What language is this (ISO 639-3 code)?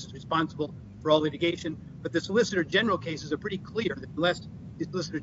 eng